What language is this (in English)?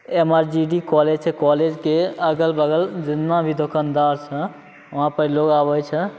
Maithili